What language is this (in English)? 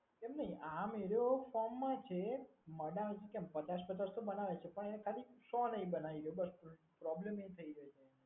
Gujarati